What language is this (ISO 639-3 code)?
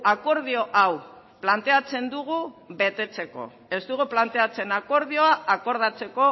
eus